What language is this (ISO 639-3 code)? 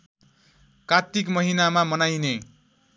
nep